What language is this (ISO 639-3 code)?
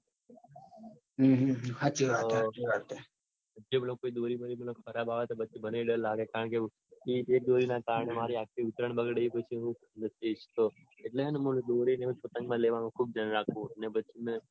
guj